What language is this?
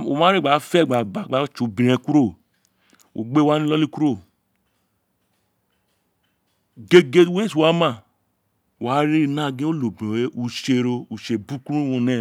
Isekiri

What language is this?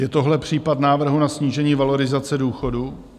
Czech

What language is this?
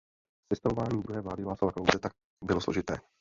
Czech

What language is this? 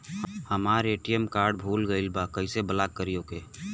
Bhojpuri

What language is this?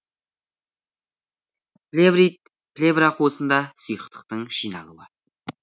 Kazakh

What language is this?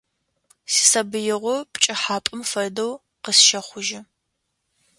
Adyghe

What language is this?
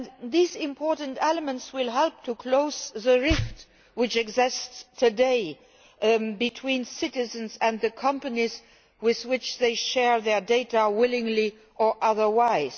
English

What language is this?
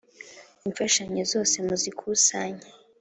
Kinyarwanda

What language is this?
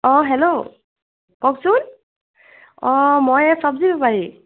Assamese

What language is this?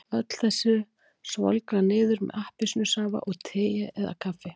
Icelandic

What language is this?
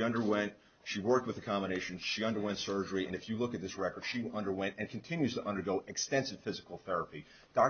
English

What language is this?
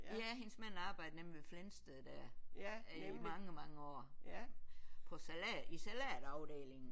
Danish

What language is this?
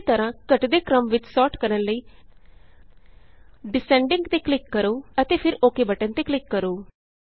Punjabi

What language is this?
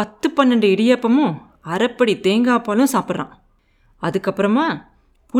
Tamil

